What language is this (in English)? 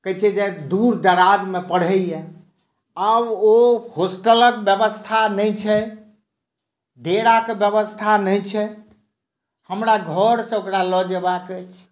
Maithili